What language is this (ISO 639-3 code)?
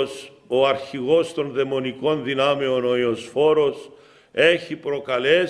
ell